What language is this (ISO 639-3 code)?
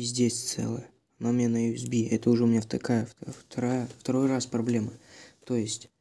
rus